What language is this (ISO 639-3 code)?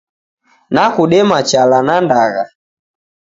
dav